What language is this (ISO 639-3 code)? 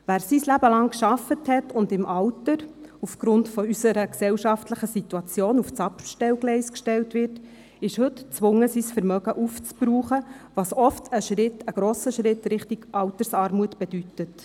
gsw